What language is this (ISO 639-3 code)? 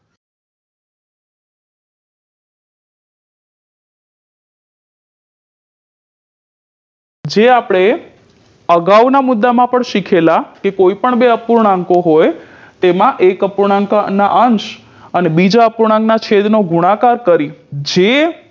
guj